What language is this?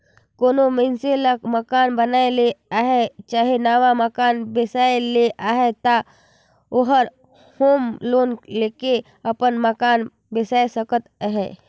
Chhattisgarhi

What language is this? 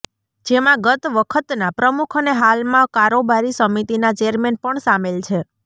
Gujarati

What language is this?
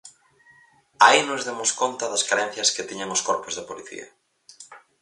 Galician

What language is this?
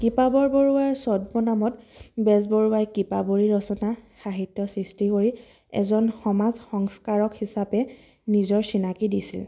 Assamese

